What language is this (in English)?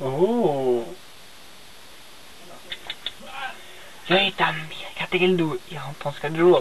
Swedish